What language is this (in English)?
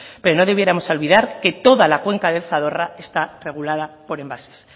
Spanish